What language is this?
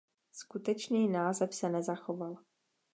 Czech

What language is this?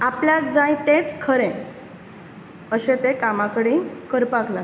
Konkani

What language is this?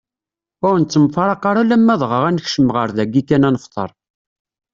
Kabyle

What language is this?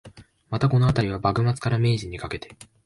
Japanese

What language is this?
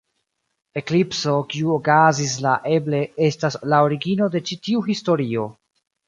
Esperanto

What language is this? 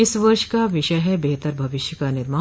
Hindi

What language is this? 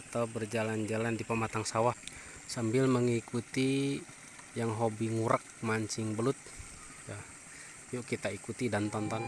Indonesian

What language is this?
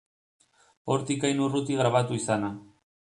Basque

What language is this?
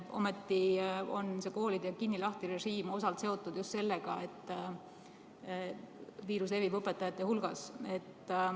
Estonian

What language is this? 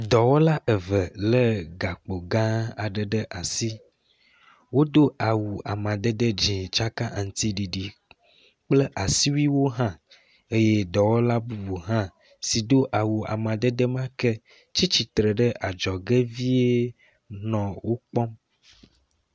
Ewe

